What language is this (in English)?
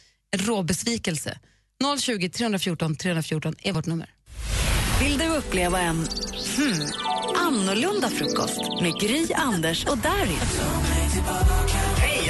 Swedish